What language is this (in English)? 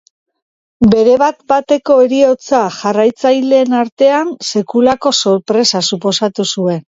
Basque